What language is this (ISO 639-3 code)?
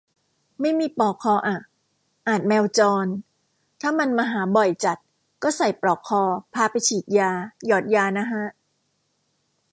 tha